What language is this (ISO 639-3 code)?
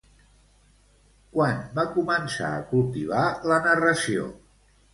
cat